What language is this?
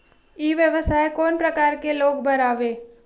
Chhattisgarhi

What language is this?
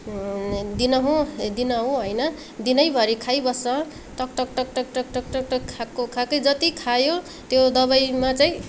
Nepali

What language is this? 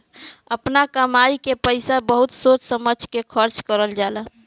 Bhojpuri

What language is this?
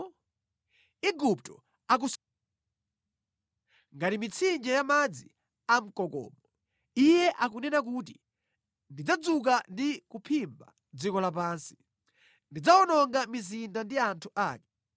Nyanja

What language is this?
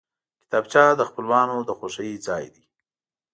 Pashto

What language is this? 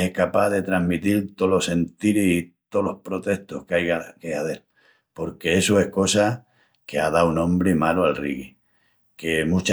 Extremaduran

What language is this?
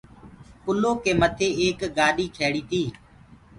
Gurgula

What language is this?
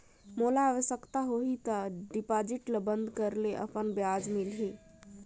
Chhattisgarhi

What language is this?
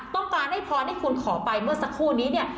Thai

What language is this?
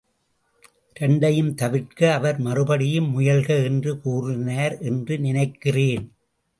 Tamil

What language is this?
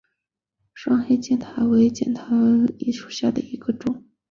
Chinese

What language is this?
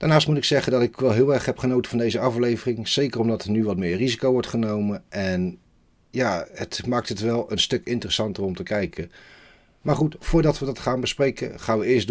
Dutch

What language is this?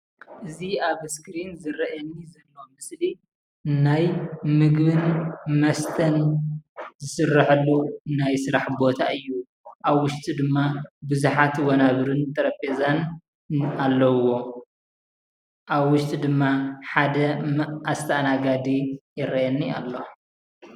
Tigrinya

